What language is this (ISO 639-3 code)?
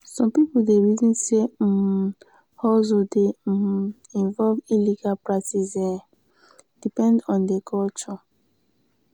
pcm